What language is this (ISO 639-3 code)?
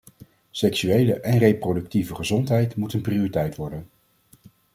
nld